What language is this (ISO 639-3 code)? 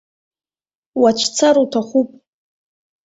abk